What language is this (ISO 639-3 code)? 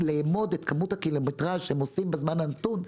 heb